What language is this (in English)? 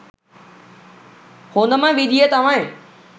Sinhala